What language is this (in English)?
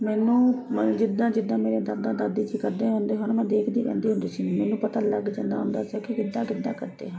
Punjabi